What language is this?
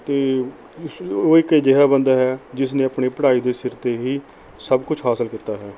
Punjabi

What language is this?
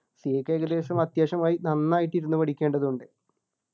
Malayalam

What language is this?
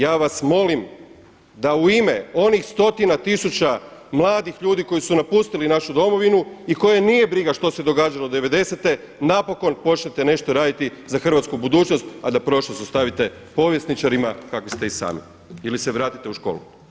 Croatian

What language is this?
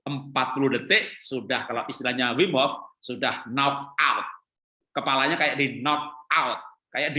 Indonesian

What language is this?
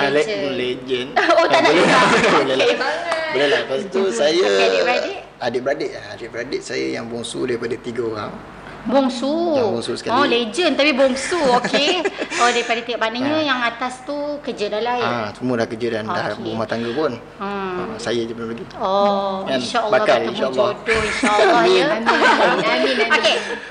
Malay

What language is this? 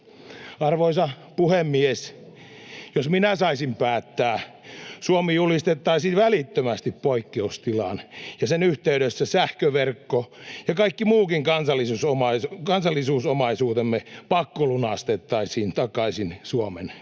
Finnish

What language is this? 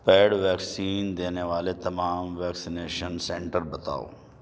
Urdu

